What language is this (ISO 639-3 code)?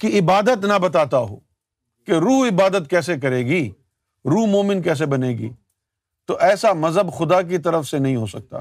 urd